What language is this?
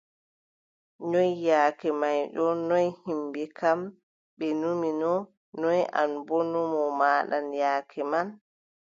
Adamawa Fulfulde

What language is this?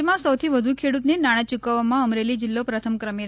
Gujarati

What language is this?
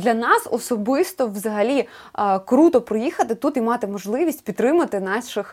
Ukrainian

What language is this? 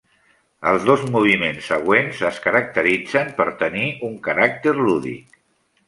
Catalan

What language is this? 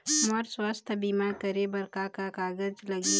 Chhattisgarhi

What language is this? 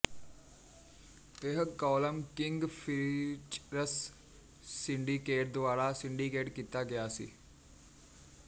Punjabi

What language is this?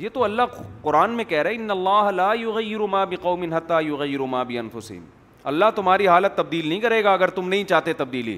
Urdu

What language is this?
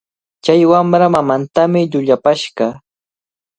Cajatambo North Lima Quechua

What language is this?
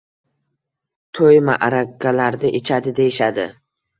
Uzbek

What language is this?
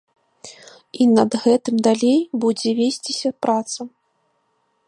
Belarusian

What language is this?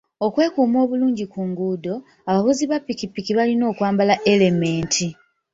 Ganda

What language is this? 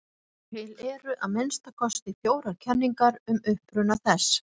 Icelandic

